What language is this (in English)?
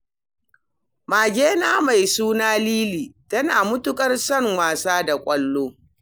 Hausa